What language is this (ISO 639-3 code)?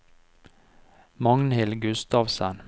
nor